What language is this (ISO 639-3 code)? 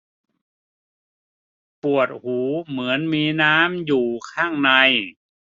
tha